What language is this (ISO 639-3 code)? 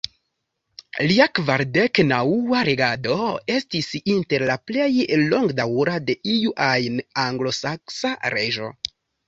epo